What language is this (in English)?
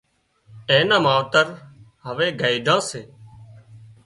Wadiyara Koli